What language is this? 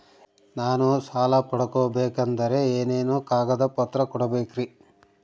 Kannada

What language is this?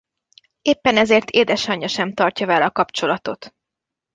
Hungarian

